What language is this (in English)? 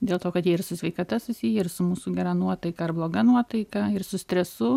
Lithuanian